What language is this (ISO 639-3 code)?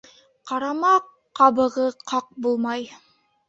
bak